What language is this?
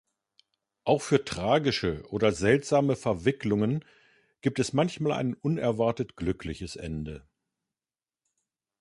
German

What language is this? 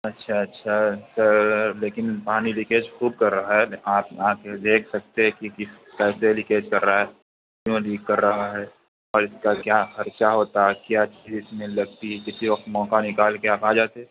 Urdu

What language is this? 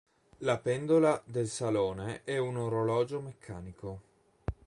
Italian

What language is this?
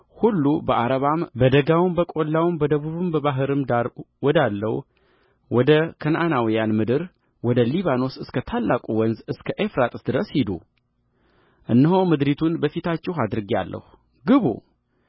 Amharic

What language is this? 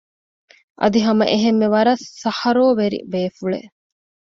Divehi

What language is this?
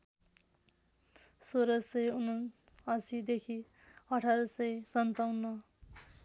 Nepali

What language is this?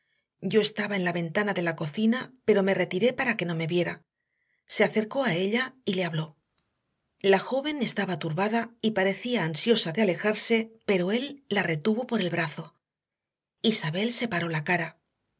Spanish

